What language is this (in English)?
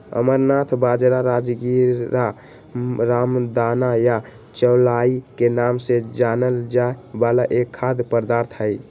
Magahi